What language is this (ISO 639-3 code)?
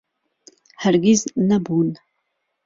ckb